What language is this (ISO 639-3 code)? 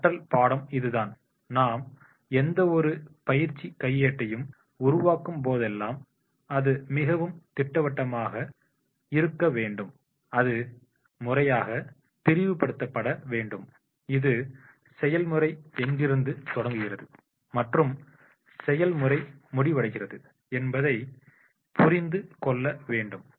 tam